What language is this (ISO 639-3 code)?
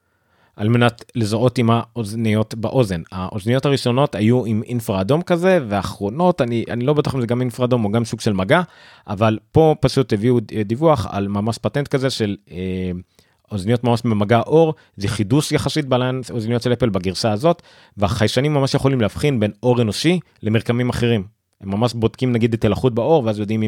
heb